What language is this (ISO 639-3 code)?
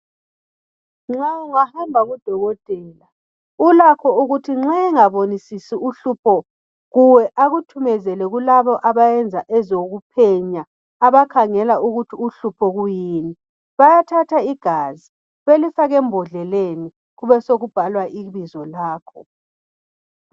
nde